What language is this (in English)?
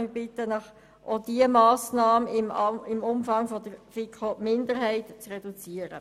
Swiss German